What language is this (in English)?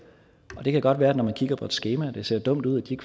Danish